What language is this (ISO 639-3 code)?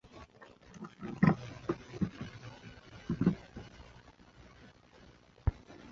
zho